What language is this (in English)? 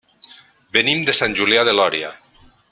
Catalan